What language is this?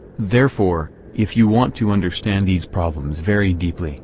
English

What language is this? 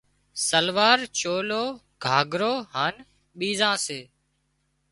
Wadiyara Koli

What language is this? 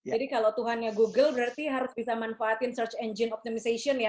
Indonesian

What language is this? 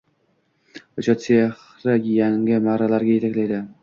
Uzbek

